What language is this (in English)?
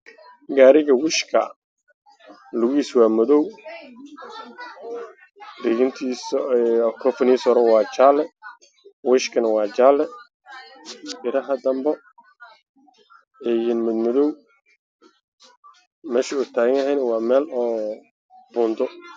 Somali